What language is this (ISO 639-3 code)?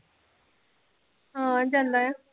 pan